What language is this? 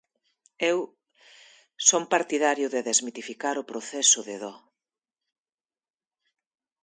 Galician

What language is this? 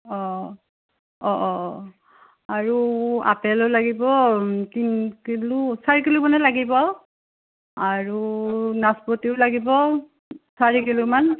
Assamese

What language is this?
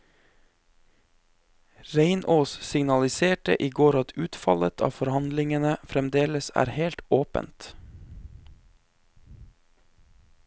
Norwegian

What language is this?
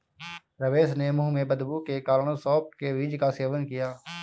Hindi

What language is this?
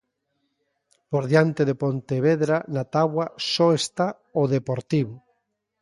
Galician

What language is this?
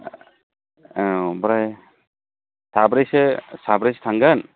Bodo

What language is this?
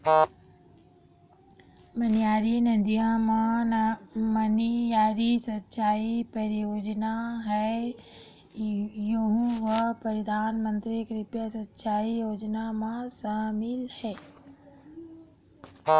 Chhattisgarhi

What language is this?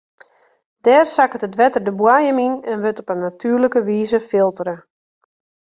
Western Frisian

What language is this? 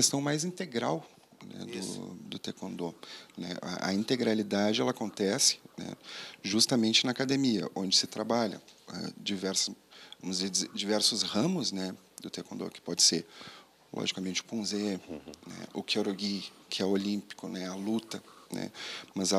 Portuguese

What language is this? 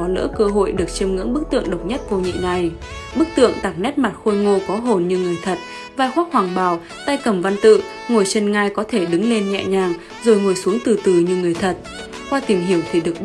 Vietnamese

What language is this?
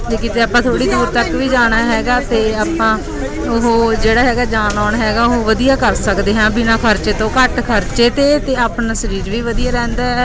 Punjabi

